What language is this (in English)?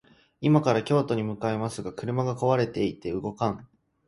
Japanese